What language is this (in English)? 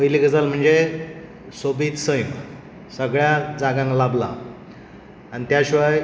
Konkani